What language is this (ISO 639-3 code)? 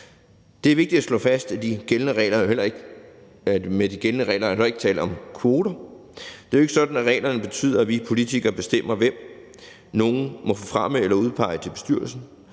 dan